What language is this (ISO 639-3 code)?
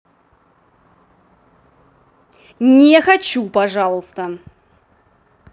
rus